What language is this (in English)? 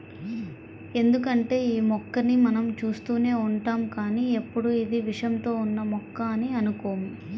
Telugu